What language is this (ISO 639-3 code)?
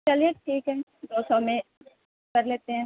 urd